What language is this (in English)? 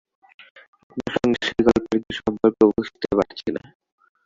Bangla